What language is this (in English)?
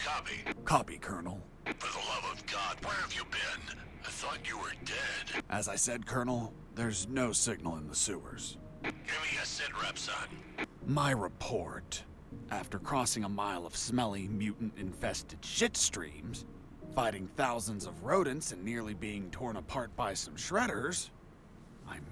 Korean